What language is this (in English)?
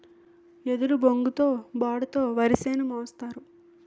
Telugu